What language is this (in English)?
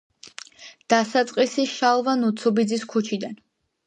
Georgian